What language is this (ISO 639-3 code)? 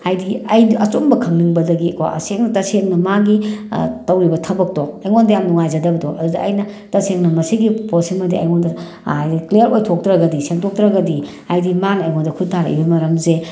mni